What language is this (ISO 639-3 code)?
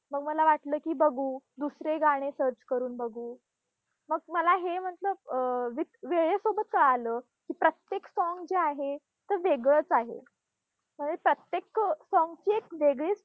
mar